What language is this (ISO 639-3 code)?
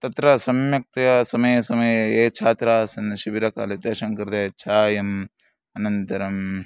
san